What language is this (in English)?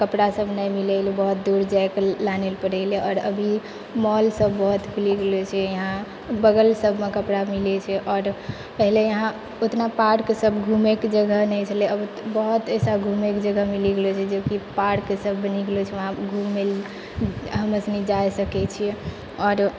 Maithili